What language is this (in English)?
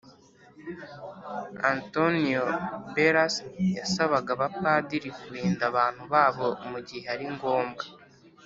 Kinyarwanda